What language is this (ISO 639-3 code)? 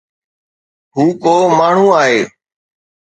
snd